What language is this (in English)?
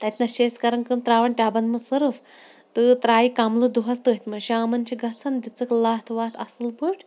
Kashmiri